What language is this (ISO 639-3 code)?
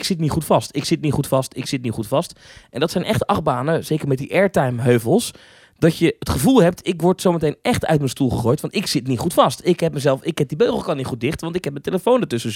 nld